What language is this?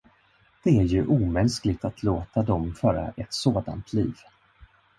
Swedish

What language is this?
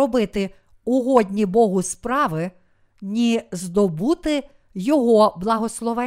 Ukrainian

